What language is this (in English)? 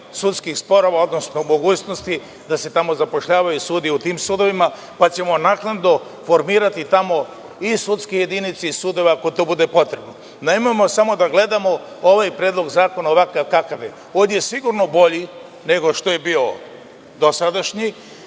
Serbian